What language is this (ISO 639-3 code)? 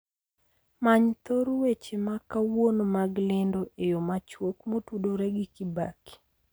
luo